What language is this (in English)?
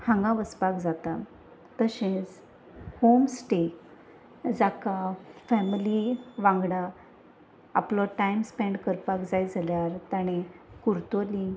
Konkani